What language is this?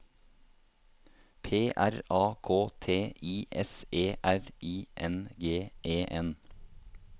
Norwegian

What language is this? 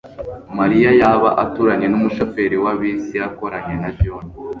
Kinyarwanda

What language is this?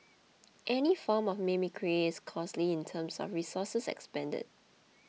English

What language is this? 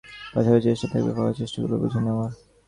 Bangla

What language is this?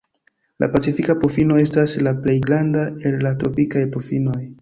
Esperanto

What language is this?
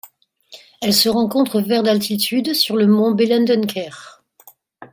French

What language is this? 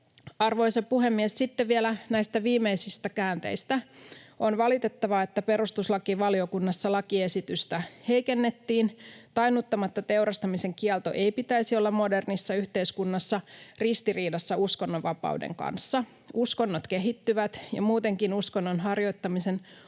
Finnish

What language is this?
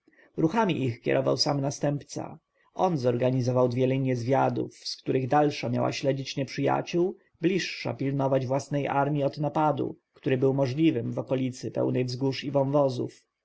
Polish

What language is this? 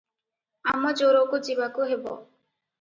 Odia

